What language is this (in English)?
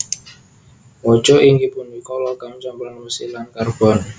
Javanese